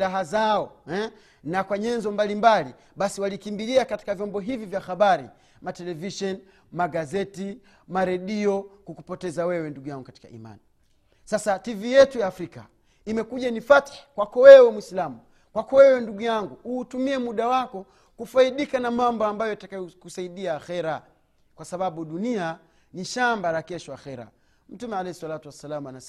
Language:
Swahili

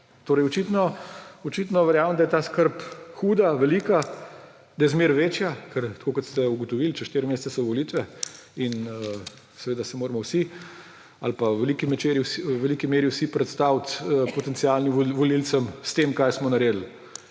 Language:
Slovenian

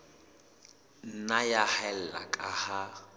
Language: Southern Sotho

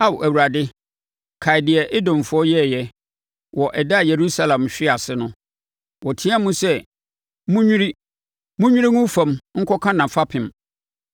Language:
Akan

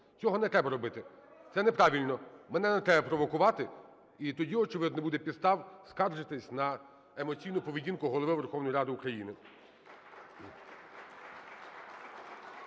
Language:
Ukrainian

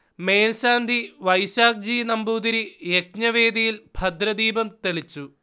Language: Malayalam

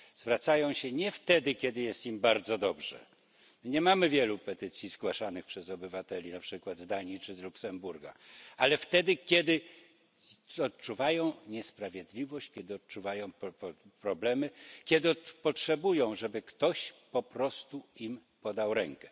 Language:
Polish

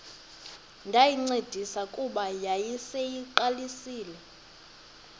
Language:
Xhosa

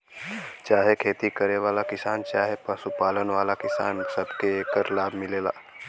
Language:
Bhojpuri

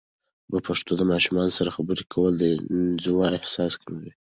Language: Pashto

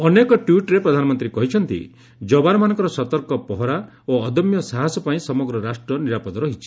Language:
Odia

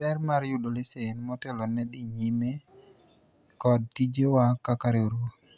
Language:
Luo (Kenya and Tanzania)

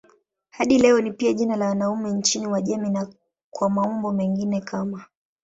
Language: Swahili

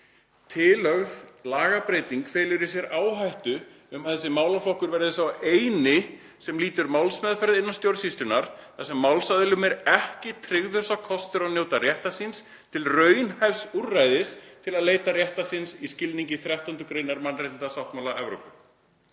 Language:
Icelandic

